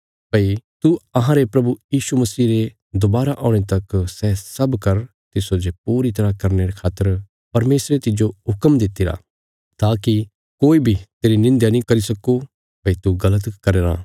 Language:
Bilaspuri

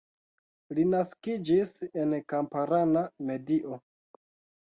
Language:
Esperanto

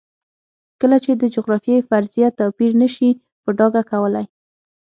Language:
Pashto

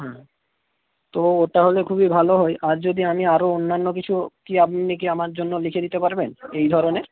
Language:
Bangla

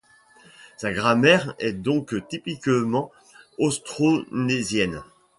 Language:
French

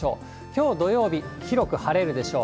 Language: Japanese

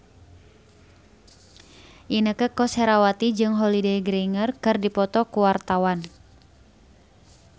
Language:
Sundanese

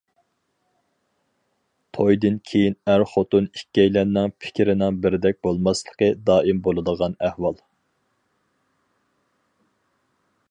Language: Uyghur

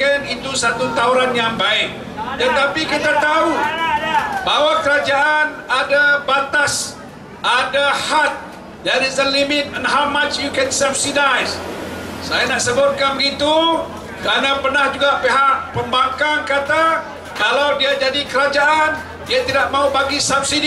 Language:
Malay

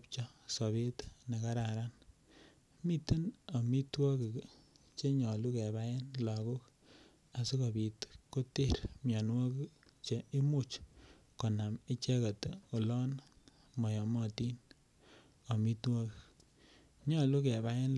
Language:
Kalenjin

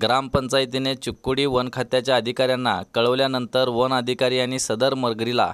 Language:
Hindi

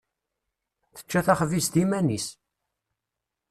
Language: Kabyle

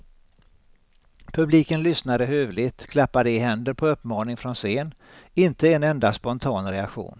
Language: Swedish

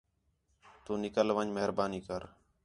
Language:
Khetrani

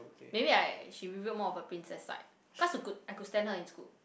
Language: English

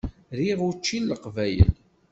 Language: Kabyle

